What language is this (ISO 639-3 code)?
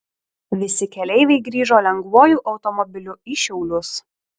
lit